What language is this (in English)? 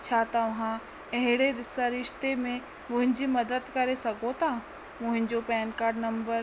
Sindhi